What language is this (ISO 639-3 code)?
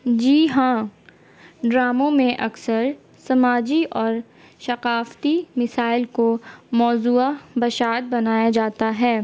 urd